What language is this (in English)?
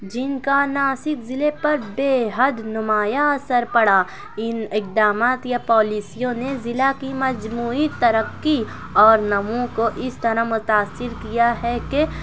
Urdu